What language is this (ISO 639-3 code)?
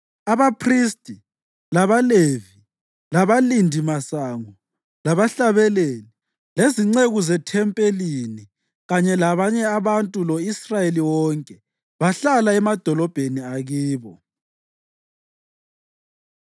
nde